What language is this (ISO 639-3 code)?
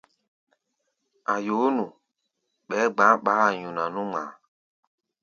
gba